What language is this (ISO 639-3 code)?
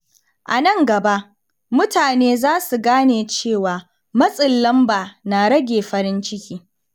hau